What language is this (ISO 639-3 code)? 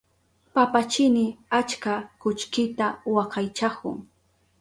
qup